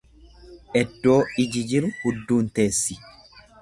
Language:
Oromo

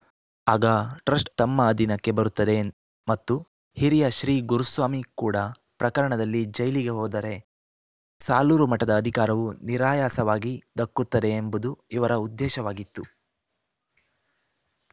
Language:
Kannada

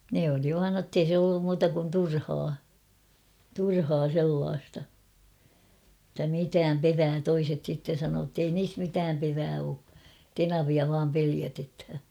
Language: Finnish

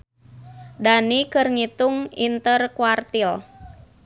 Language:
Sundanese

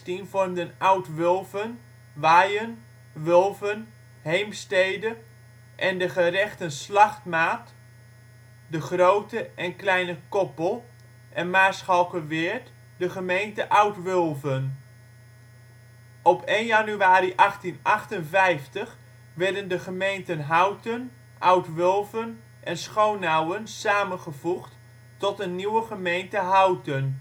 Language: Dutch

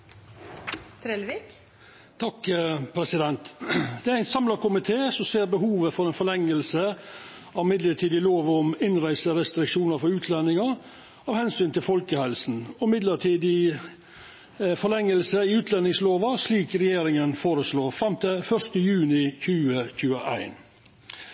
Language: Norwegian Nynorsk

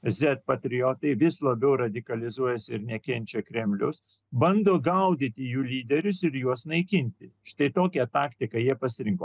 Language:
Lithuanian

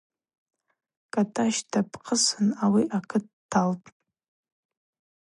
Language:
Abaza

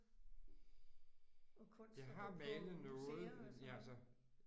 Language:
Danish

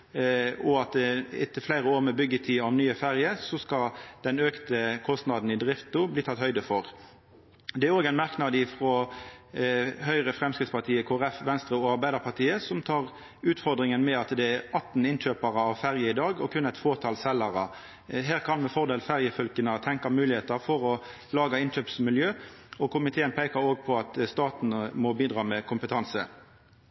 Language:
Norwegian Nynorsk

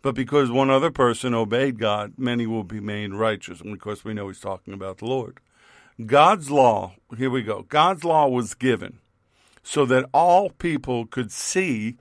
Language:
English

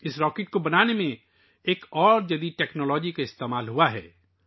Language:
Urdu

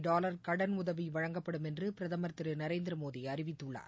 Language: Tamil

